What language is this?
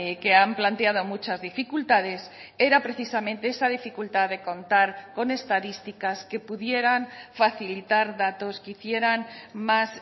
Spanish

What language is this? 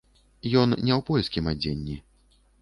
Belarusian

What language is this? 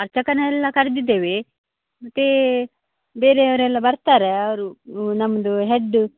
Kannada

